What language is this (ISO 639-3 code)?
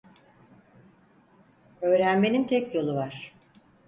tur